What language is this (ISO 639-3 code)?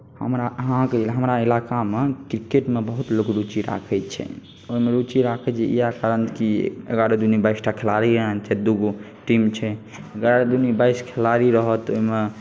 mai